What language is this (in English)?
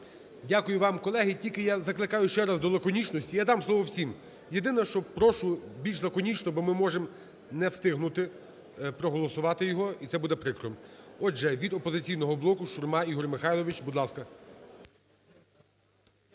Ukrainian